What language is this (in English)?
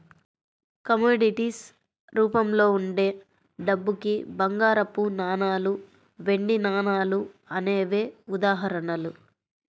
Telugu